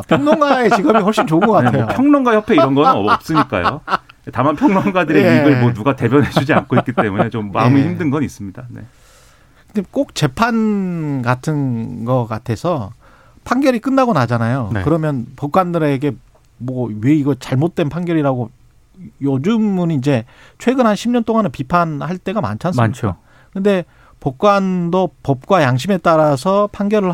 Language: Korean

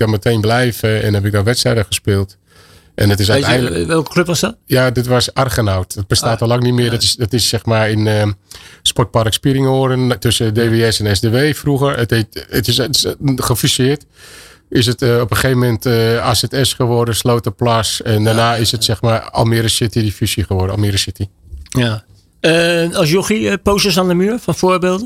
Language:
Dutch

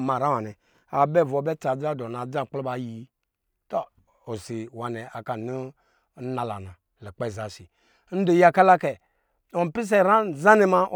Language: Lijili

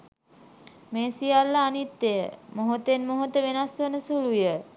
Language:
Sinhala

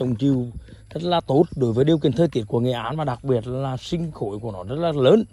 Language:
Vietnamese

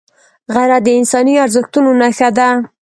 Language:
Pashto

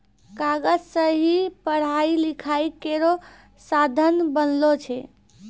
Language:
Maithili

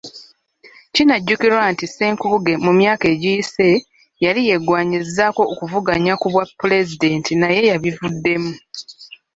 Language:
Ganda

